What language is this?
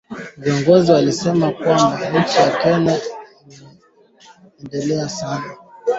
Swahili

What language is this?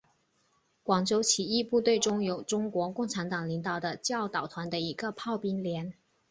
Chinese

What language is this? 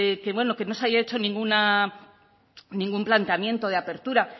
Spanish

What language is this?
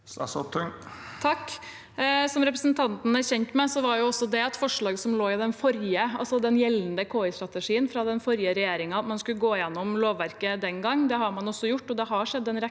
Norwegian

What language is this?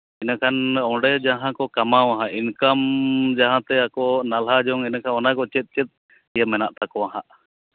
Santali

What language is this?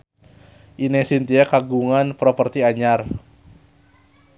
Sundanese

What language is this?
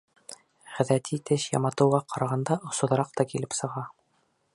Bashkir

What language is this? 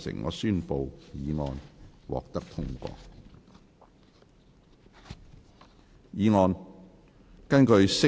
Cantonese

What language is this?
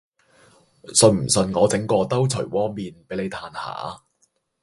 Cantonese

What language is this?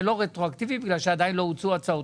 Hebrew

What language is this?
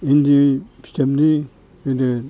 Bodo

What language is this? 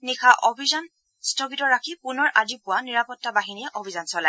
Assamese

